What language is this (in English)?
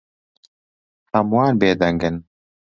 Central Kurdish